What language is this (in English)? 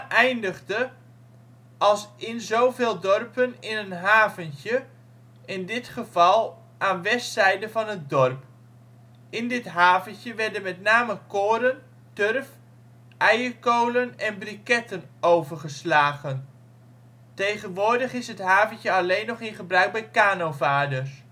Dutch